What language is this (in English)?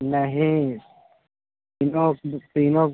Hindi